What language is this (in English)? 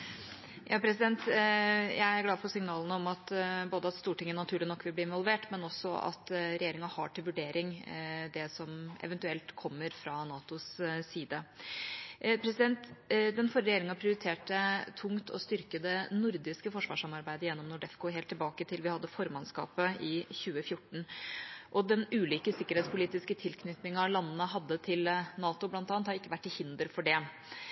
Norwegian Bokmål